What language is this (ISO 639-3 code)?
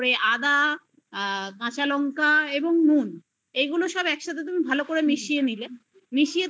ben